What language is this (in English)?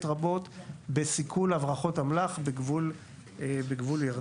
Hebrew